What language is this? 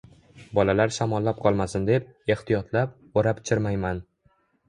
Uzbek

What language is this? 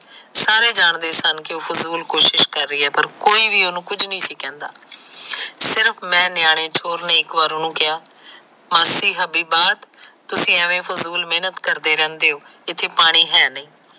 Punjabi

